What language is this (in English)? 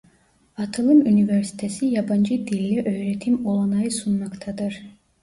Turkish